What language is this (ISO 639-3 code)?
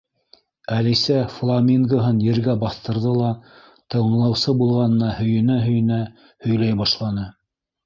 bak